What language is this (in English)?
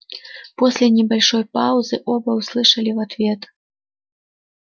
Russian